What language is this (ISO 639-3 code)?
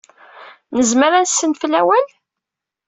kab